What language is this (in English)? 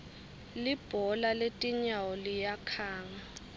Swati